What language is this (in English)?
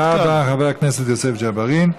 Hebrew